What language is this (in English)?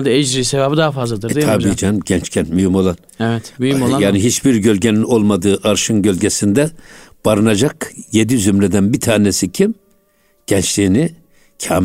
Turkish